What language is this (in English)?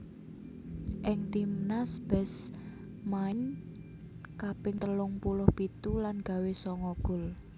Javanese